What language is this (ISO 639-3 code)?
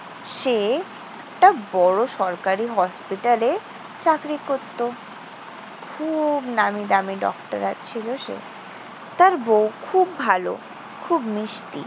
ben